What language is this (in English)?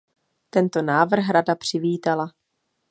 Czech